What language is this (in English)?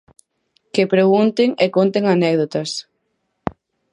Galician